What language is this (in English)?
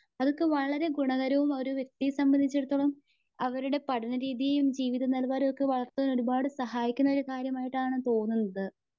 Malayalam